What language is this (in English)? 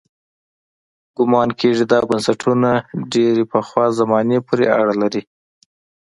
Pashto